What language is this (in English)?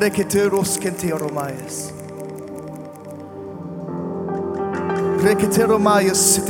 French